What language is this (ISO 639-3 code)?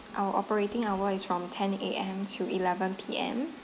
eng